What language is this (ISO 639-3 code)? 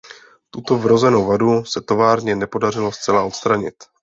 ces